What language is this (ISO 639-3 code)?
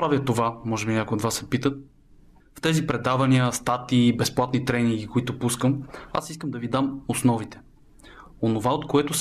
bul